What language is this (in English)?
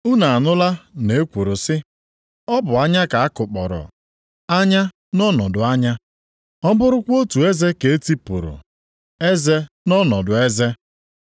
Igbo